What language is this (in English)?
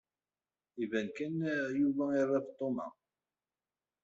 Kabyle